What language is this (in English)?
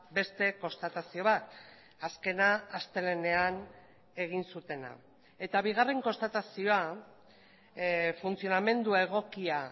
Basque